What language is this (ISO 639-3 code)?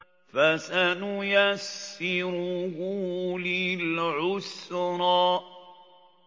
ara